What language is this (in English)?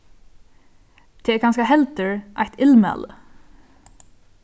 Faroese